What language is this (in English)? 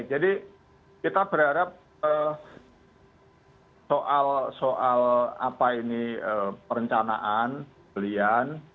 Indonesian